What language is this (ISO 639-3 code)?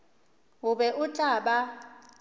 nso